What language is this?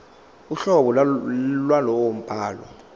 Zulu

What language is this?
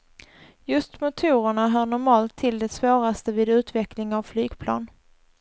Swedish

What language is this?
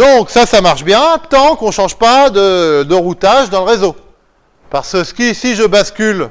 French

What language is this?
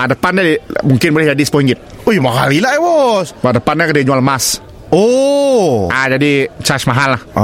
Malay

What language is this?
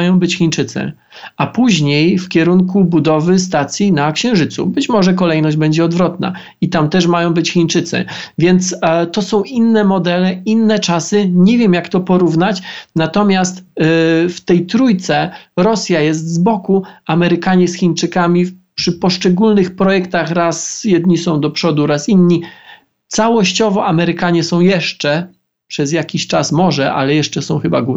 Polish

